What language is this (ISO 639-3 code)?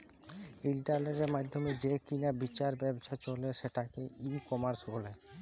ben